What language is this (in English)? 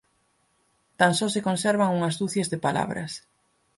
Galician